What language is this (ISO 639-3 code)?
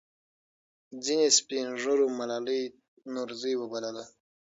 pus